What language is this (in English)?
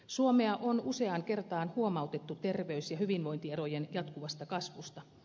Finnish